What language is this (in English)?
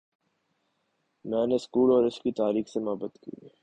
Urdu